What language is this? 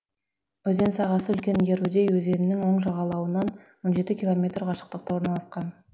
Kazakh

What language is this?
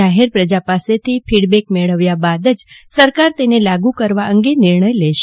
Gujarati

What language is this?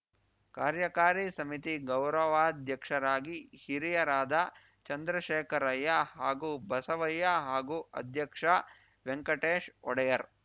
Kannada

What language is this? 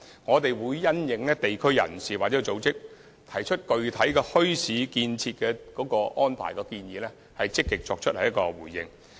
Cantonese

